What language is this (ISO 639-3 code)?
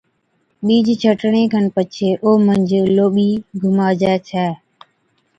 odk